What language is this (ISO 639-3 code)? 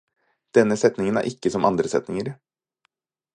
nob